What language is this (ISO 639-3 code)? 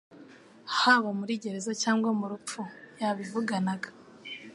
kin